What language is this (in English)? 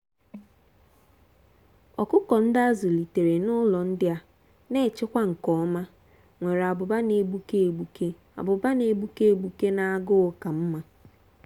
Igbo